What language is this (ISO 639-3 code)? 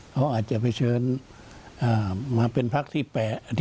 tha